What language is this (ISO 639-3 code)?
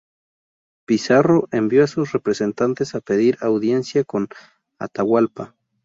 spa